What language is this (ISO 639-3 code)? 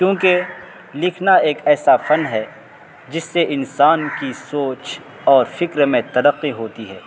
urd